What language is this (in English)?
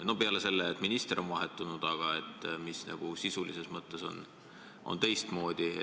Estonian